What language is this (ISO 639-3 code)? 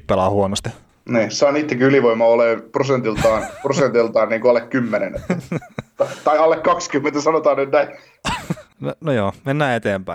fin